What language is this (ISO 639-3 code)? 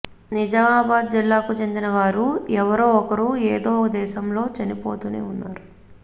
tel